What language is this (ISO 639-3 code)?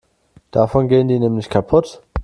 deu